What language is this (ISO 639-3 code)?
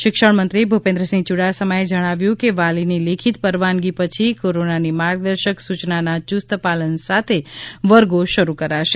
guj